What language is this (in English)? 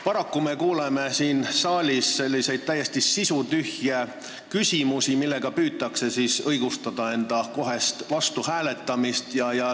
Estonian